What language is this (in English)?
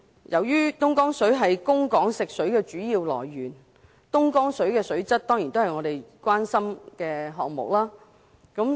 Cantonese